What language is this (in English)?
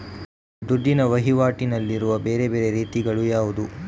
Kannada